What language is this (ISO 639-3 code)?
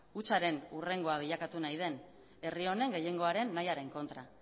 eus